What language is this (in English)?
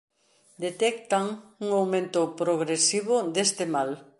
Galician